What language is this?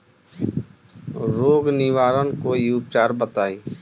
Bhojpuri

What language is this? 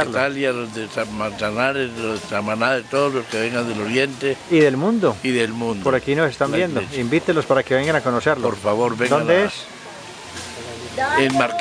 Spanish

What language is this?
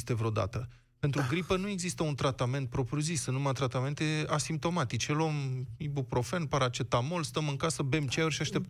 Romanian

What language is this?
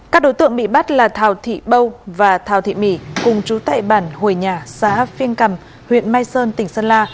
Vietnamese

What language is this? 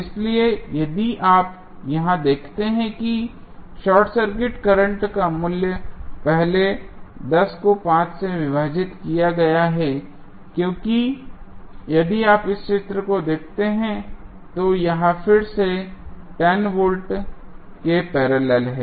Hindi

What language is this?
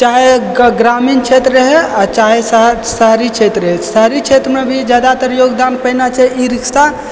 Maithili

